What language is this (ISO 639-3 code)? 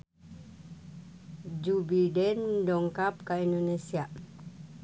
sun